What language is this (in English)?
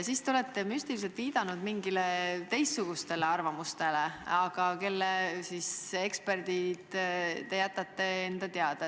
Estonian